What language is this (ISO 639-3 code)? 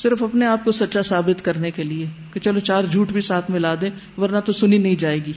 urd